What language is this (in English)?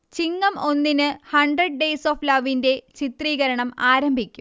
Malayalam